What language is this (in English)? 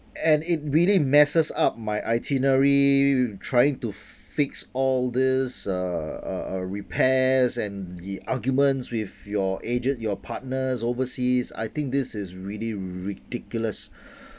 English